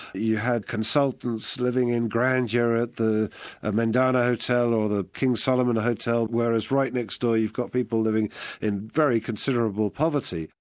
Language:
English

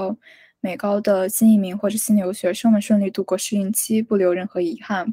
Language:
Chinese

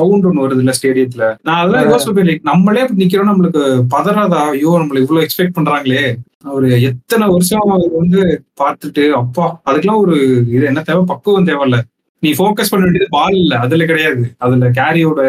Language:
Tamil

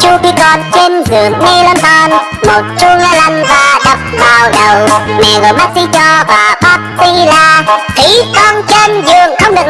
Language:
Indonesian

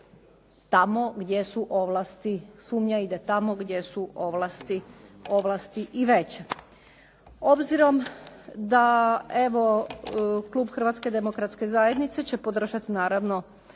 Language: Croatian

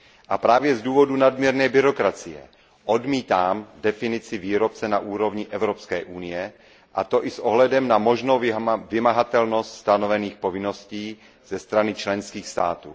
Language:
Czech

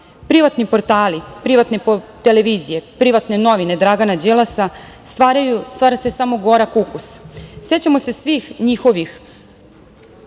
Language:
Serbian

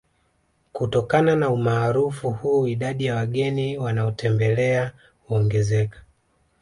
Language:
Swahili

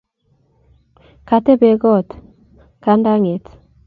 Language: Kalenjin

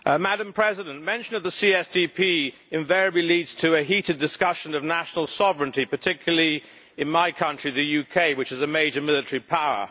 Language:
English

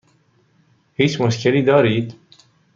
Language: Persian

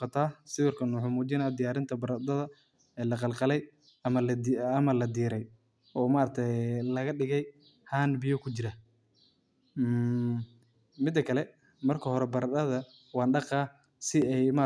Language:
Somali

